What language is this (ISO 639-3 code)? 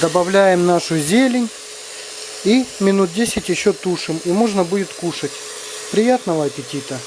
rus